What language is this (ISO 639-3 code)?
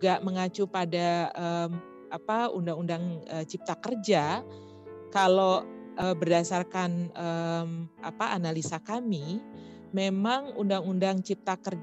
ind